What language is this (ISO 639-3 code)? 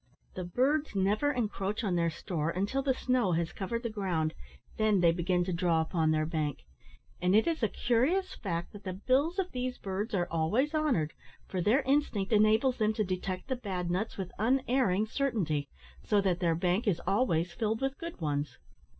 eng